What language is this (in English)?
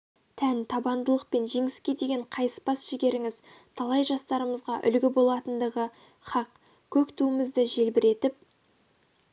Kazakh